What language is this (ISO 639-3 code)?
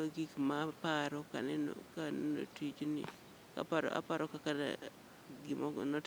luo